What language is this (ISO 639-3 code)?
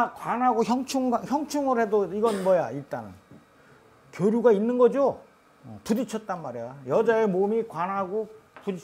kor